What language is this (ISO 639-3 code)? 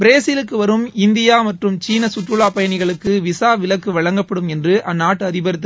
tam